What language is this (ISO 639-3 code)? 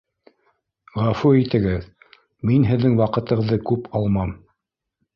bak